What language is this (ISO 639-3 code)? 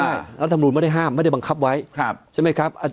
tha